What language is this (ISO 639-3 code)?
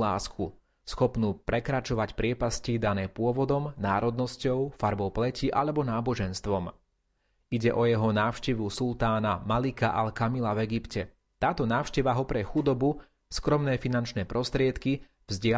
slk